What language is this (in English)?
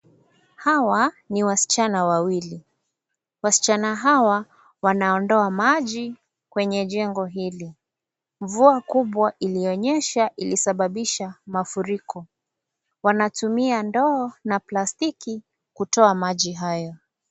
Swahili